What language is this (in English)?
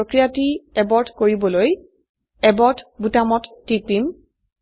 Assamese